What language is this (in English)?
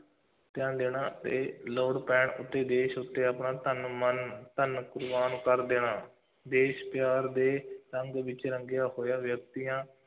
Punjabi